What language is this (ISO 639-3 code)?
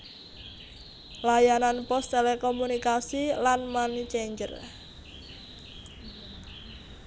jav